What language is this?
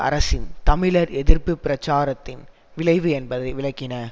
Tamil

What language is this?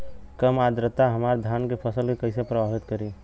Bhojpuri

